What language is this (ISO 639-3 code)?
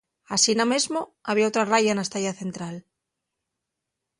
ast